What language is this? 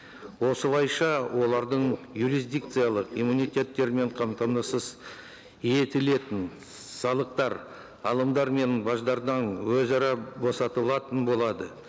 Kazakh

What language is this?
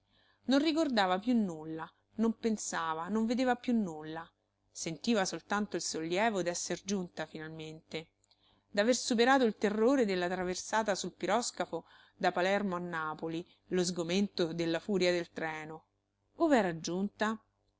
Italian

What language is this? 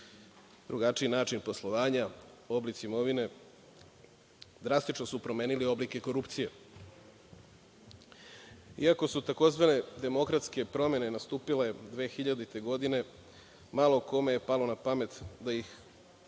Serbian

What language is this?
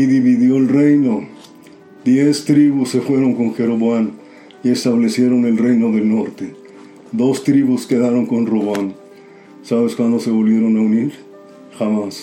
Spanish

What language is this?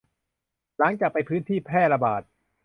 Thai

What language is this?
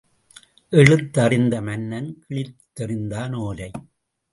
Tamil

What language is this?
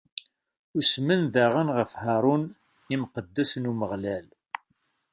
Kabyle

